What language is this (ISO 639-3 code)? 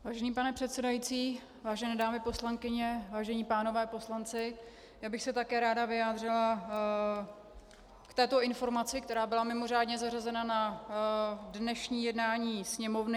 ces